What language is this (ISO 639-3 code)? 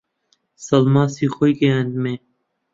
ckb